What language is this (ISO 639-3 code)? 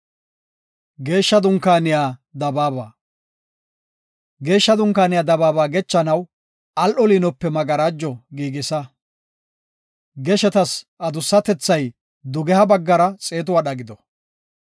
gof